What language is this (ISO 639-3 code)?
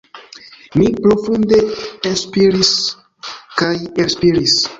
epo